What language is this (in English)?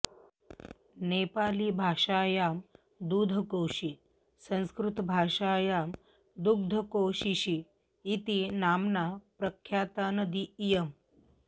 Sanskrit